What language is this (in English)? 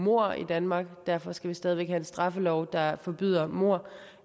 Danish